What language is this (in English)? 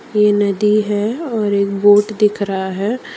Hindi